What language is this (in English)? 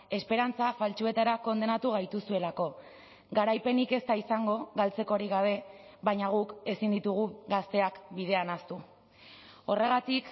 Basque